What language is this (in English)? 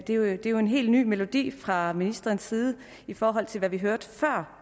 Danish